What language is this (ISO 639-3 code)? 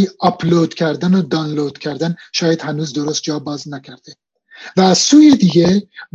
fas